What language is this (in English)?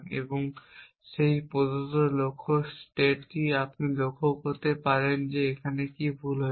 Bangla